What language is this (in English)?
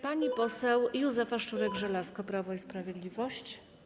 Polish